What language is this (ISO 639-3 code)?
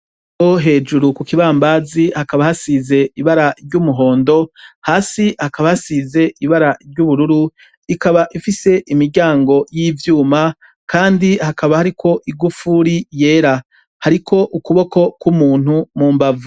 run